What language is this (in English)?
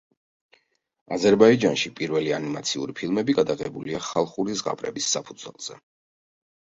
Georgian